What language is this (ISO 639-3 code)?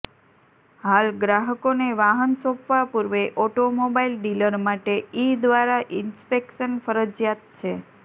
guj